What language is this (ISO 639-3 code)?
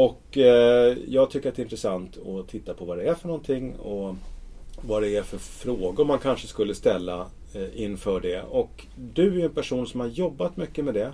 swe